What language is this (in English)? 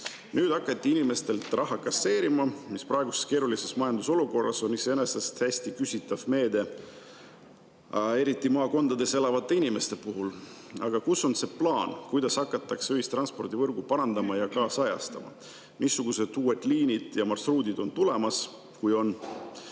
Estonian